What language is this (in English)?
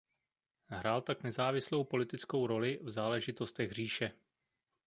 Czech